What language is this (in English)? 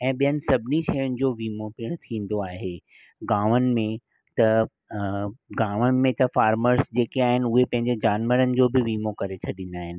Sindhi